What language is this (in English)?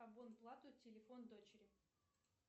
Russian